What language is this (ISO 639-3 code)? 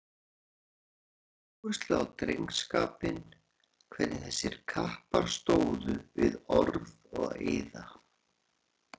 isl